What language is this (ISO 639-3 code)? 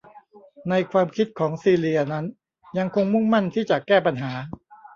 tha